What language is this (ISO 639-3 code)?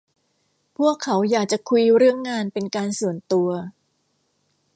tha